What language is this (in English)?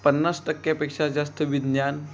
Marathi